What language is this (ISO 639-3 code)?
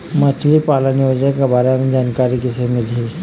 hne